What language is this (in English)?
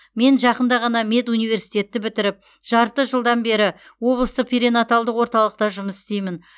Kazakh